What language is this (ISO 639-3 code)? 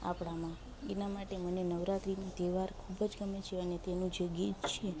guj